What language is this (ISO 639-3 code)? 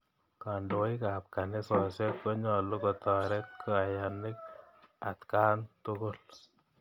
kln